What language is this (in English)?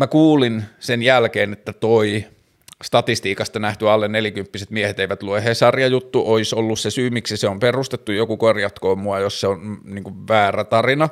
Finnish